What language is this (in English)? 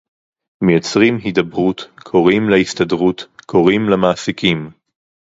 Hebrew